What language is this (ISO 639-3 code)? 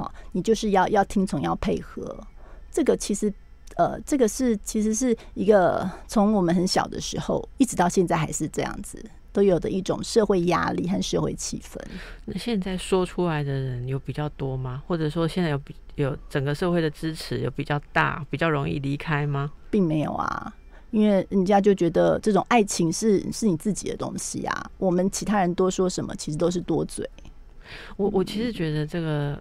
zho